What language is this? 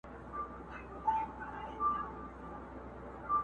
Pashto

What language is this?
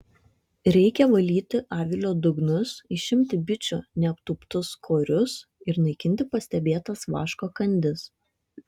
Lithuanian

